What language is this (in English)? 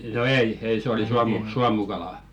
Finnish